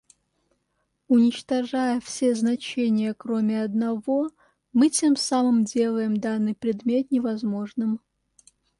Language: Russian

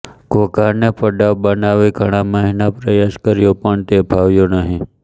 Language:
Gujarati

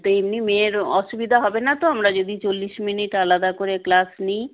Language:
Bangla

